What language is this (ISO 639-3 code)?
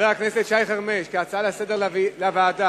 heb